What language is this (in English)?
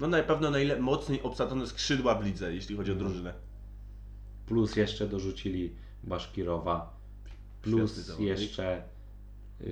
Polish